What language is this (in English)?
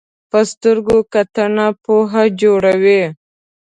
Pashto